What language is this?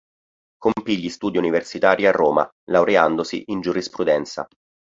Italian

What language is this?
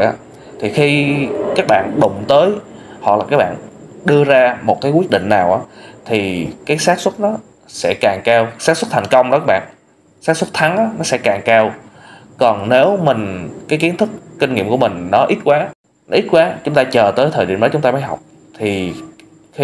Vietnamese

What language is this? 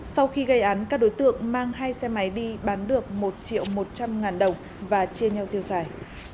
Vietnamese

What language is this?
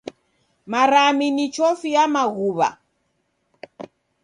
Taita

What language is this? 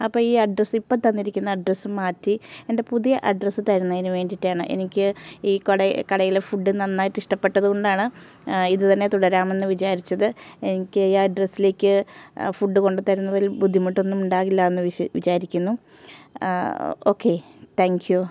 Malayalam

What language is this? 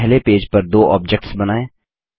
Hindi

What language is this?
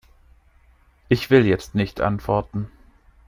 German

